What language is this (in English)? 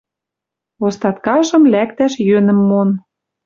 Western Mari